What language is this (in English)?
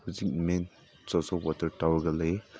Manipuri